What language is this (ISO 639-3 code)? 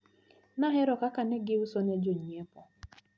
luo